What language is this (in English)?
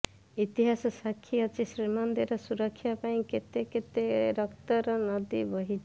Odia